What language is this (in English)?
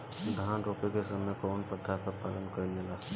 Bhojpuri